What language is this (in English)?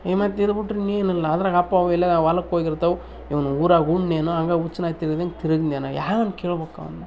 Kannada